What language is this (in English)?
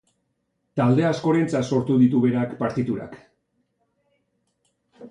Basque